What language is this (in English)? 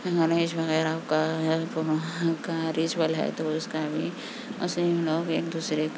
Urdu